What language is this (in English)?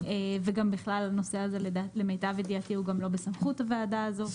Hebrew